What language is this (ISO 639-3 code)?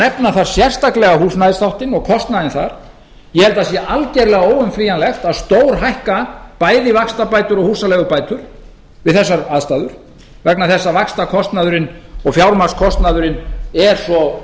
isl